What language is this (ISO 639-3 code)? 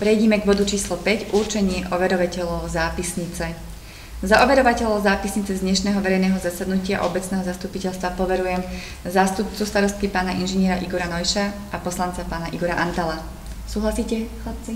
slk